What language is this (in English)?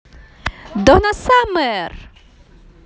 Russian